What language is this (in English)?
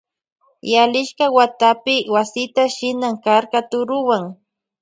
Loja Highland Quichua